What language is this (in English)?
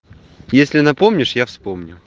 Russian